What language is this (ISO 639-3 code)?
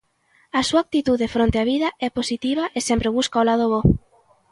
glg